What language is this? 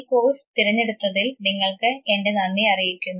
Malayalam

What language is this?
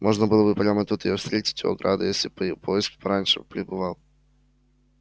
Russian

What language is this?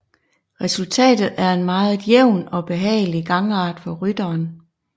Danish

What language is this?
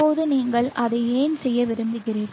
Tamil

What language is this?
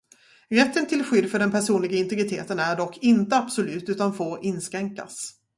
Swedish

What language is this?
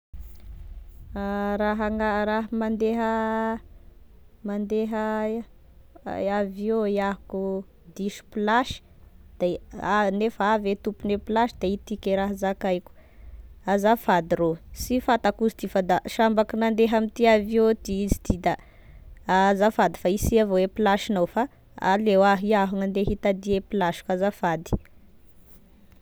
Tesaka Malagasy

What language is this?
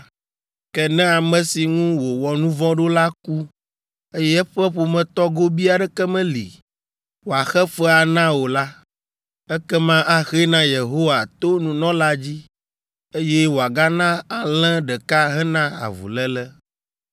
Ewe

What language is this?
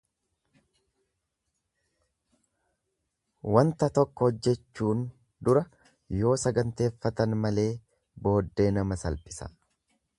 Oromo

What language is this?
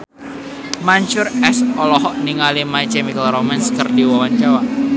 Sundanese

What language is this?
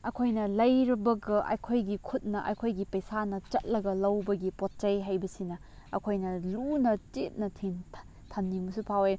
Manipuri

